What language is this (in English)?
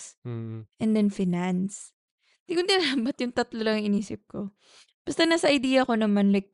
Filipino